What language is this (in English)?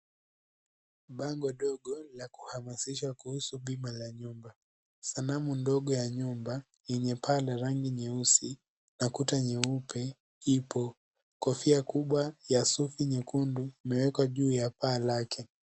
Swahili